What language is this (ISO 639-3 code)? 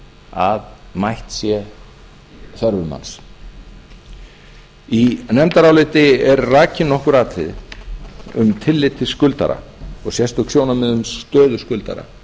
isl